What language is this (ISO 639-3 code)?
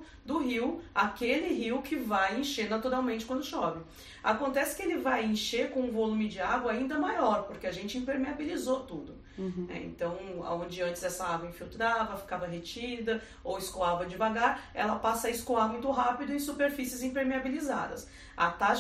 por